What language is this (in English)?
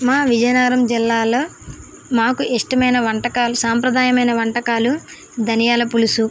Telugu